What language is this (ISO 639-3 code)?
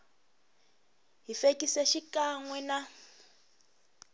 tso